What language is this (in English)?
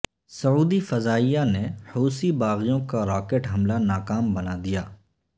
Urdu